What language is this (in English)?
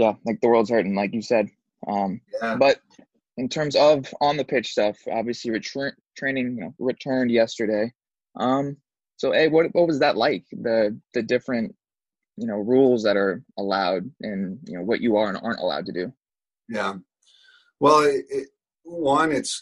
English